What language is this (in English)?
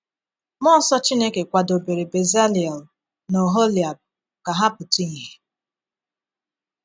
Igbo